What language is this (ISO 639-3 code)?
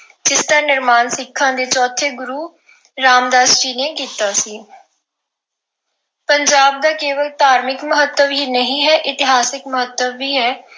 pan